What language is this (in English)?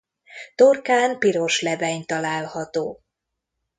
Hungarian